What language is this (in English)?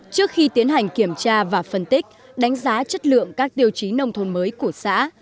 Vietnamese